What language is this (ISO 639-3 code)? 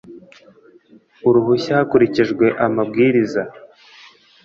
kin